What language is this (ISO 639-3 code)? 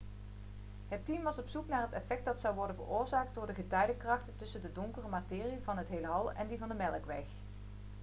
nld